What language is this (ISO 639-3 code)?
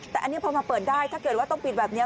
tha